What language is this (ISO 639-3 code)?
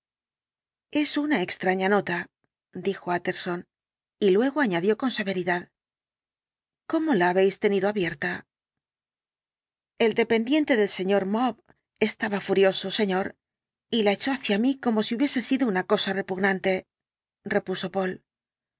spa